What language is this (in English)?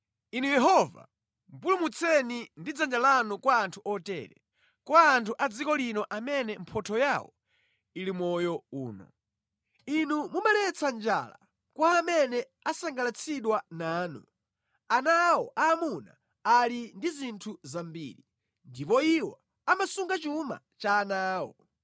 Nyanja